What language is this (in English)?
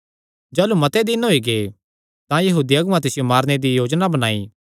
Kangri